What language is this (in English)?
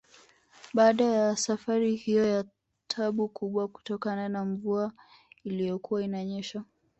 Swahili